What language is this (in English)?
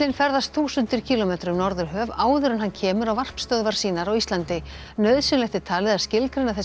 Icelandic